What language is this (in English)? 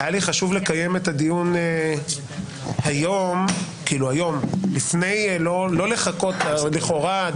Hebrew